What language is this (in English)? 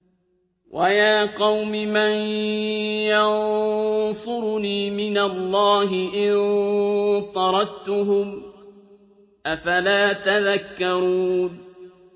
Arabic